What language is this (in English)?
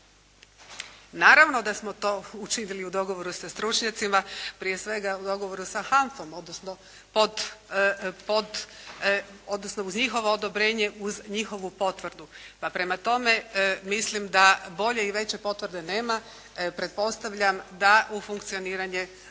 Croatian